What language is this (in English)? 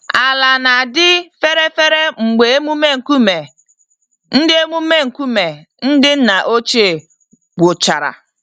Igbo